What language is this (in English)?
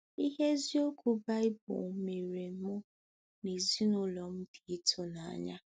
Igbo